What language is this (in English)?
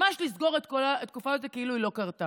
Hebrew